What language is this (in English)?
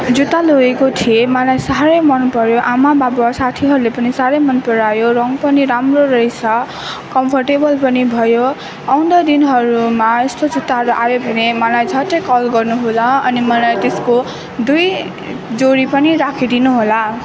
Nepali